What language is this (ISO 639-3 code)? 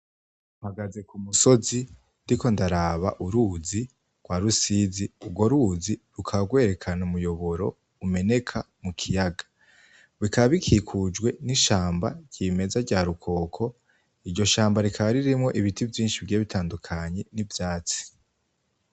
run